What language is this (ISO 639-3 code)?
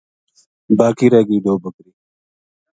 gju